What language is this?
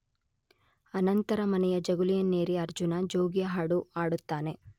Kannada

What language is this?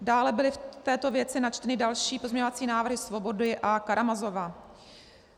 Czech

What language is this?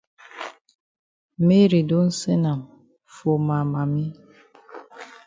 Cameroon Pidgin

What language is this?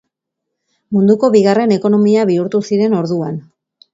Basque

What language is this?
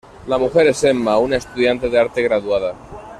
Spanish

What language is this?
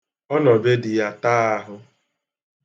Igbo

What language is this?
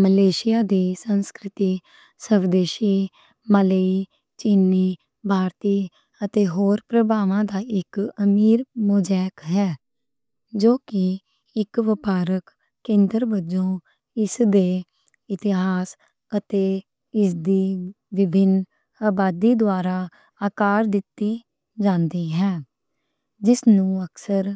Western Panjabi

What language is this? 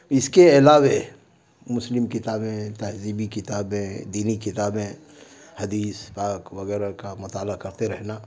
Urdu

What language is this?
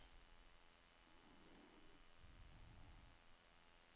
Norwegian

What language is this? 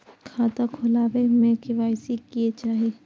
Maithili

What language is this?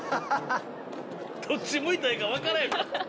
Japanese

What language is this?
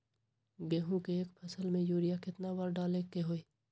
Magahi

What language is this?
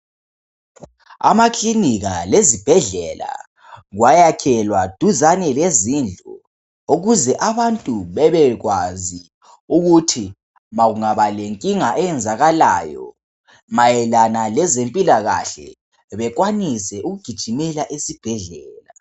North Ndebele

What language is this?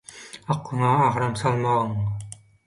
Turkmen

